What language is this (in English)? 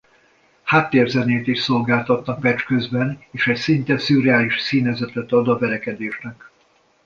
Hungarian